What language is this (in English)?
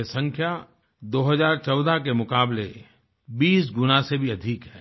Hindi